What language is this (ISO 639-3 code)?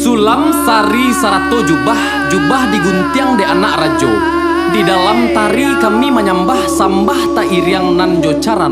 ind